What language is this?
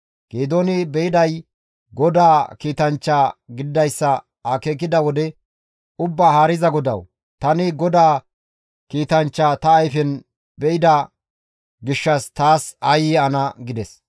Gamo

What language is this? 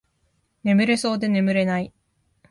Japanese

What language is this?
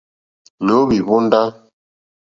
Mokpwe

